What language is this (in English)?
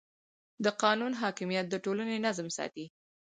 Pashto